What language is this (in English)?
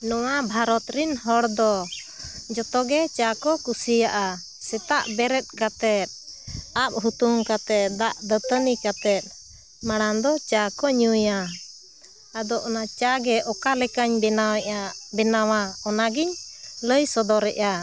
Santali